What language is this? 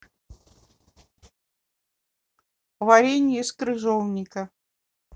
Russian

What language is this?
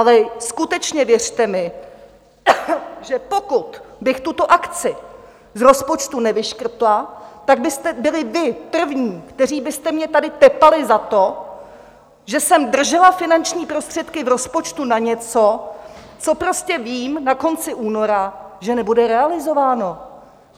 Czech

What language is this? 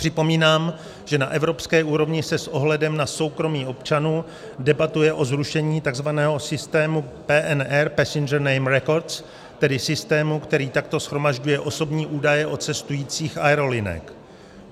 Czech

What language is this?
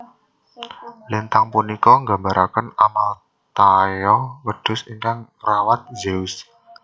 Javanese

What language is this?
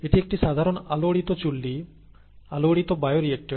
Bangla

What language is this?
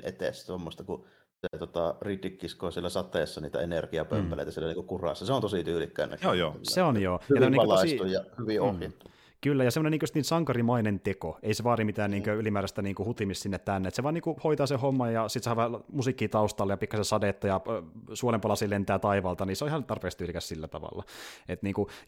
Finnish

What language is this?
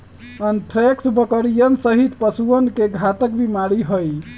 Magahi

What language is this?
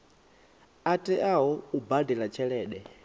Venda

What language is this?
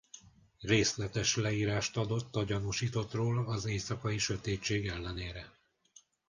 Hungarian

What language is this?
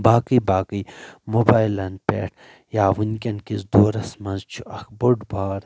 Kashmiri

